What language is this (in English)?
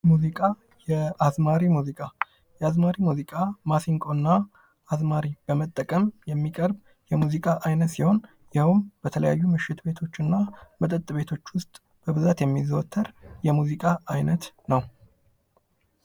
Amharic